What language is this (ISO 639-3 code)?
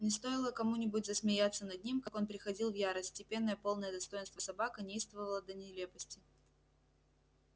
rus